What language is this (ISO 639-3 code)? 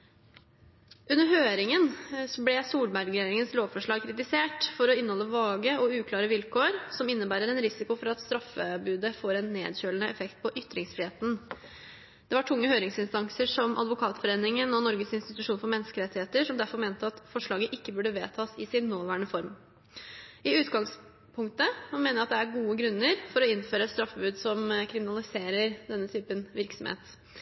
nob